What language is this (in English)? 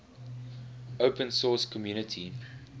English